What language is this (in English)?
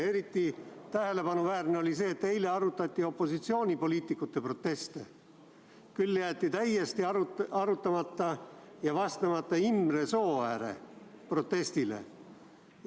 Estonian